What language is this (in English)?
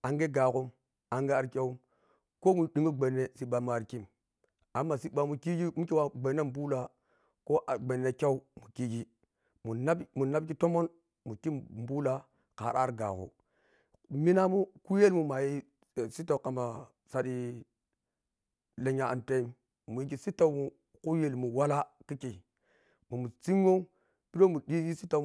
Piya-Kwonci